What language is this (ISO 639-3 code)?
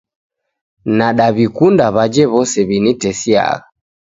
dav